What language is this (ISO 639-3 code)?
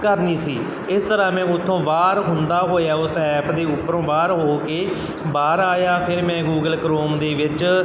pan